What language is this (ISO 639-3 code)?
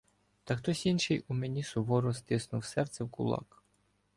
ukr